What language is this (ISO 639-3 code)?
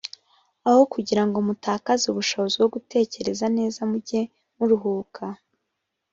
kin